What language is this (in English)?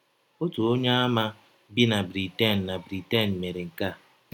Igbo